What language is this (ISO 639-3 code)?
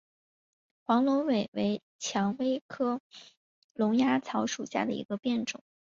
zho